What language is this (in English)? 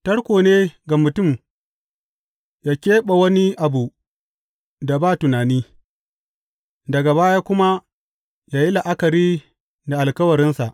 Hausa